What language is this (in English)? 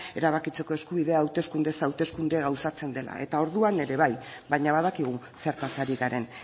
Basque